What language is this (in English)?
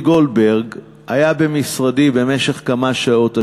Hebrew